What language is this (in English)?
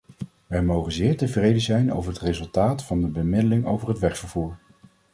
Dutch